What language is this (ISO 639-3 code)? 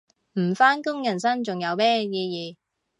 yue